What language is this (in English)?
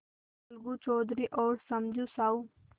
Hindi